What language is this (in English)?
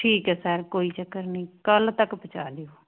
Punjabi